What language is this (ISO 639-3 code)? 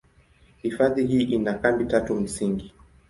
swa